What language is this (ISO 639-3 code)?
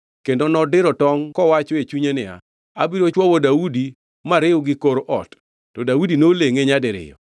luo